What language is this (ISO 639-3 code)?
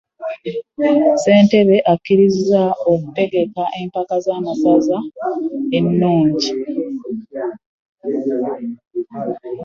lug